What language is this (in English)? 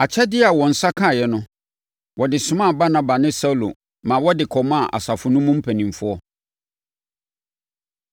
Akan